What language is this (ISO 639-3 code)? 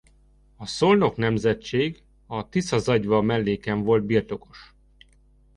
hun